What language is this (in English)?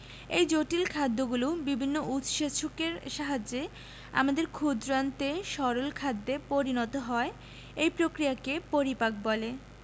Bangla